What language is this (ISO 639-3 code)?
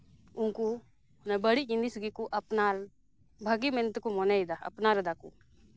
sat